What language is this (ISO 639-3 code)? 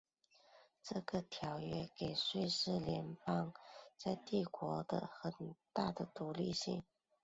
zho